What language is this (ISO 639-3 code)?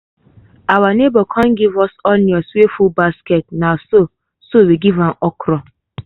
pcm